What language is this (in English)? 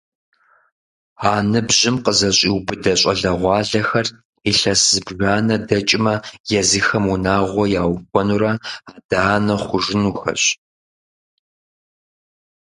Kabardian